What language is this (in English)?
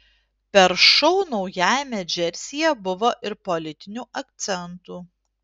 Lithuanian